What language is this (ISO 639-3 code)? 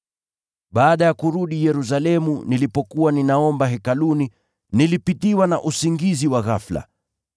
swa